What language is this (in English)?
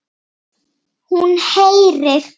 Icelandic